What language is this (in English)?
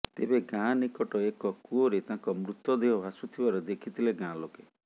Odia